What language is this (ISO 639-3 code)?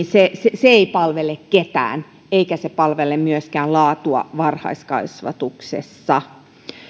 fin